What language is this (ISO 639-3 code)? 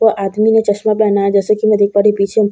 hin